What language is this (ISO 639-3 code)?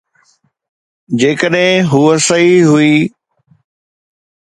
snd